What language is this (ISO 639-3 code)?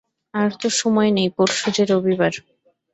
ben